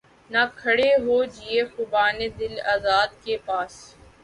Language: Urdu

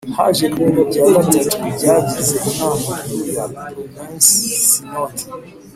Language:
Kinyarwanda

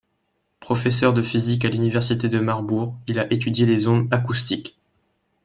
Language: French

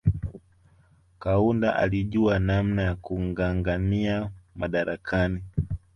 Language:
Swahili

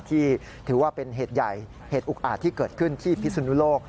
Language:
Thai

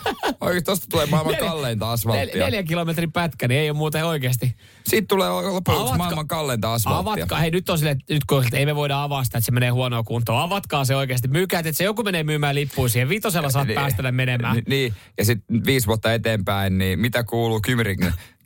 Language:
Finnish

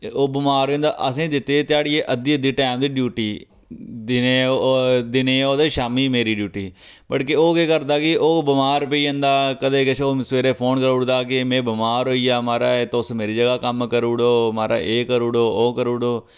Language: Dogri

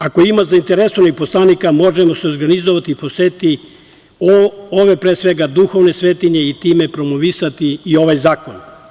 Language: Serbian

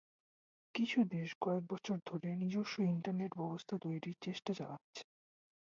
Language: Bangla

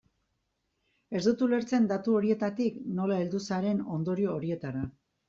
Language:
Basque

